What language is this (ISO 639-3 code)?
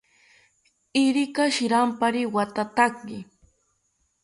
cpy